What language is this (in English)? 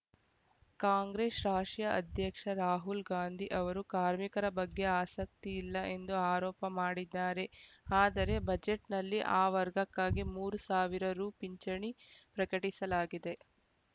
Kannada